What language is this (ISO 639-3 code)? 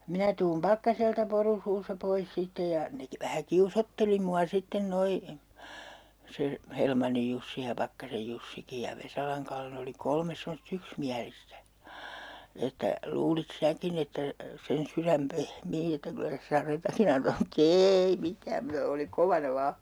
fin